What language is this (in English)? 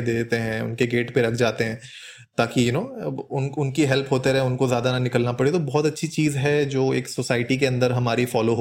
Hindi